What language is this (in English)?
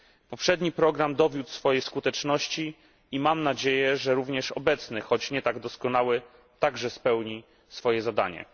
Polish